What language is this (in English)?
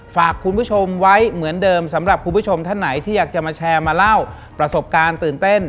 Thai